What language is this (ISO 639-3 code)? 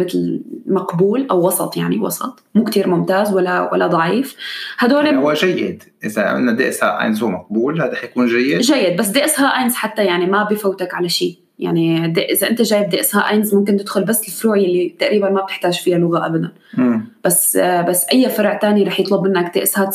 ara